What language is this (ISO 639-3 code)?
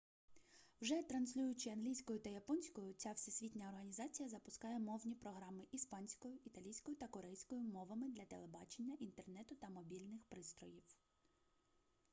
ukr